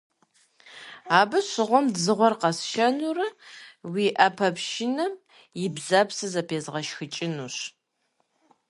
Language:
Kabardian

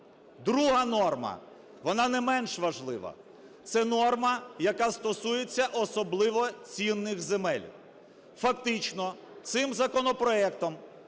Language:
Ukrainian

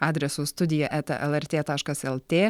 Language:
Lithuanian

